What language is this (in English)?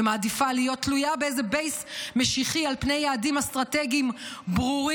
Hebrew